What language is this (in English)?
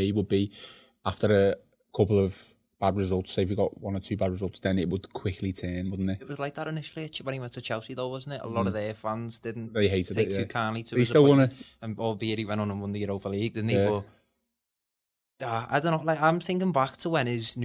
English